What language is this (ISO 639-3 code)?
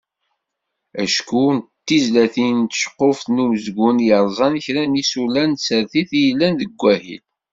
kab